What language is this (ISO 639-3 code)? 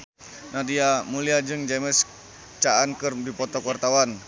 sun